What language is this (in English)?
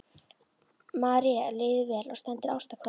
Icelandic